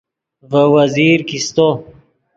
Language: Yidgha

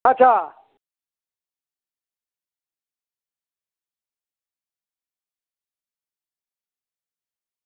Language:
Dogri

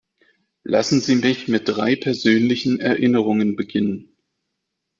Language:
German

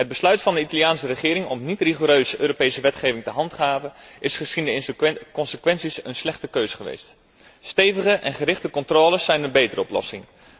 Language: Dutch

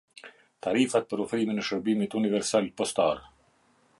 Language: Albanian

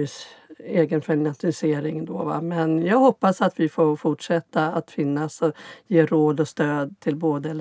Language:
Swedish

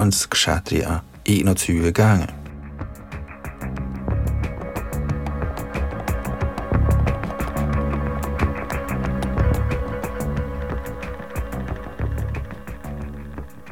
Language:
Danish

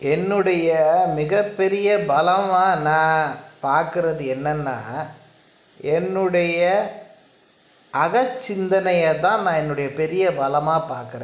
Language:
Tamil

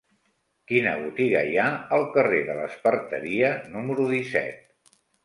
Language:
Catalan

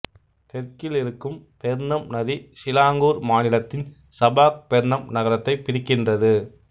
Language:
Tamil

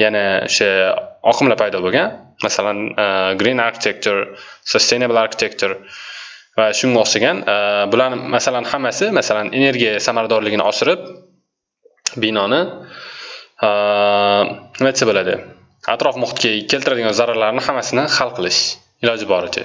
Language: Turkish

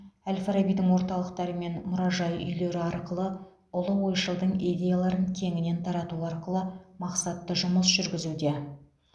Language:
Kazakh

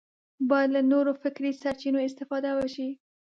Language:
Pashto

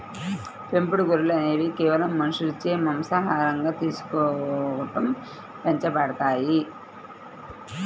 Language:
Telugu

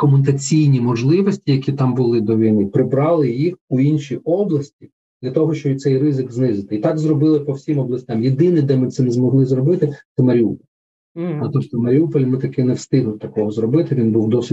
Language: Ukrainian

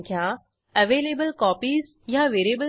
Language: Marathi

